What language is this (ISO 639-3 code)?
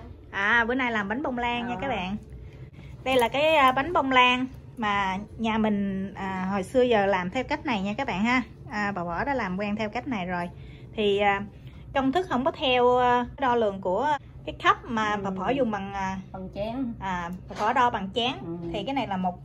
vie